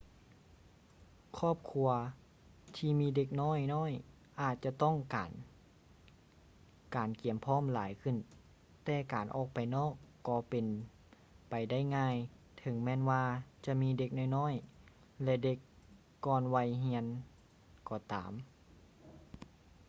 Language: Lao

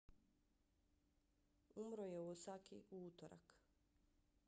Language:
Bosnian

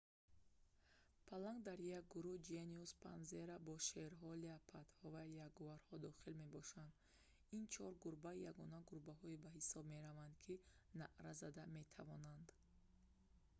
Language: Tajik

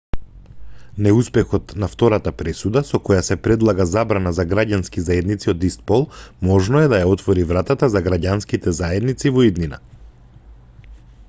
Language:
Macedonian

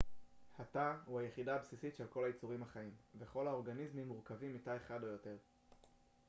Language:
Hebrew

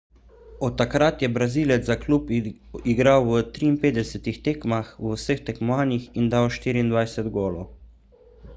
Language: Slovenian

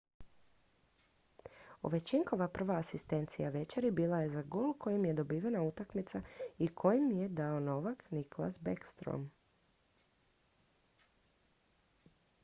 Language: Croatian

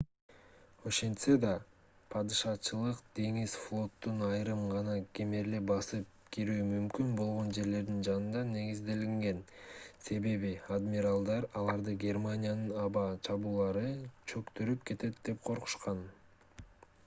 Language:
Kyrgyz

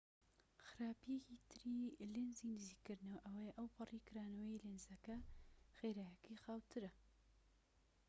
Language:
Central Kurdish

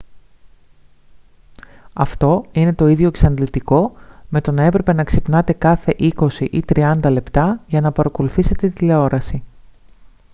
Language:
Greek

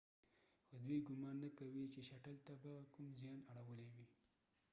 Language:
Pashto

